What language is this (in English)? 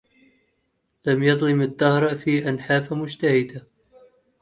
Arabic